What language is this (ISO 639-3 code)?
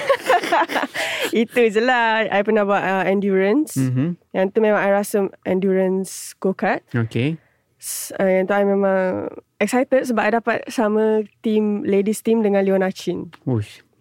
msa